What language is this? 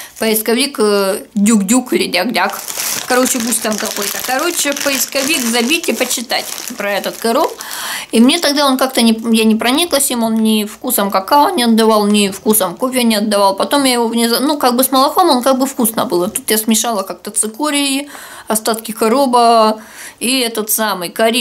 Russian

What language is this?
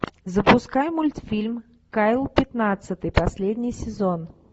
Russian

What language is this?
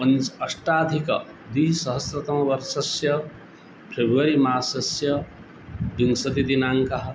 Sanskrit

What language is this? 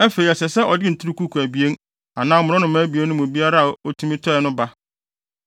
Akan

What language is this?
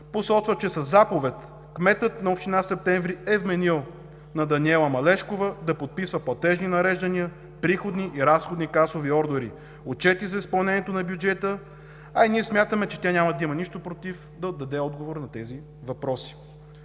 Bulgarian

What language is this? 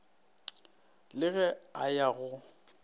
Northern Sotho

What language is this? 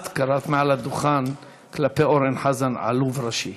Hebrew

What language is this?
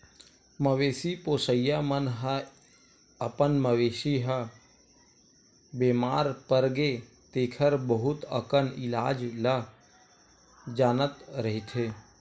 Chhattisgarhi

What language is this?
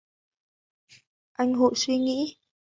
Vietnamese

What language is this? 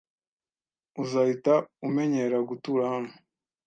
Kinyarwanda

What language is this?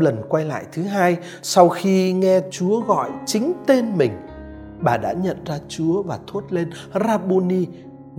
Vietnamese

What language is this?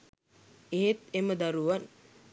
Sinhala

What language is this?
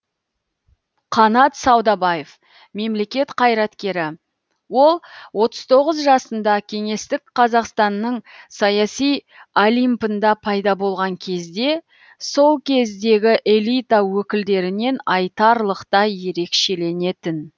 Kazakh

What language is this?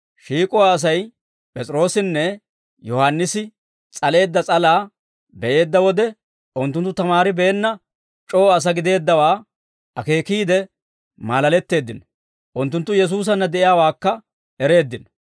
Dawro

